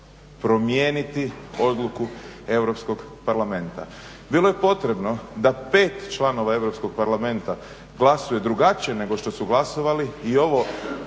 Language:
Croatian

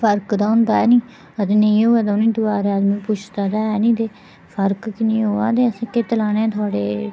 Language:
Dogri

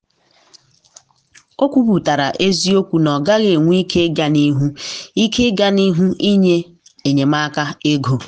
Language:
Igbo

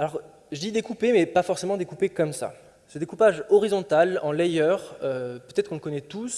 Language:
French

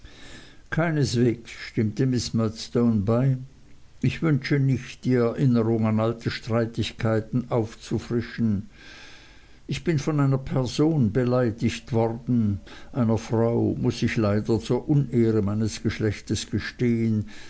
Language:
German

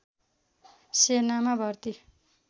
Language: Nepali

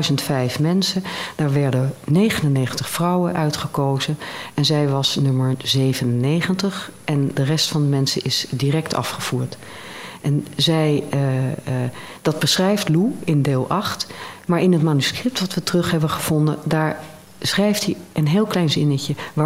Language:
Dutch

